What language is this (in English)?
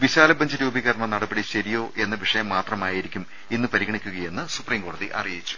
Malayalam